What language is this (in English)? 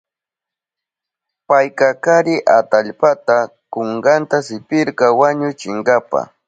Southern Pastaza Quechua